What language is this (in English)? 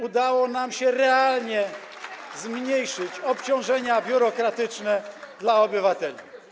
Polish